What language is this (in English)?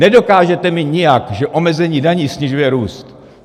Czech